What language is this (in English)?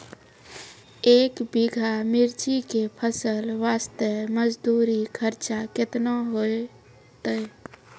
Maithili